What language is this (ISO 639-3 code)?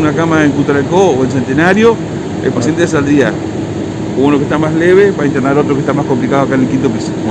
spa